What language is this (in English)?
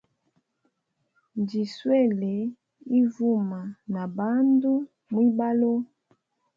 Hemba